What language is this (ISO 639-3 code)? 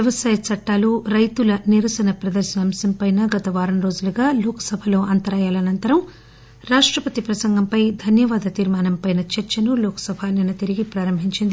tel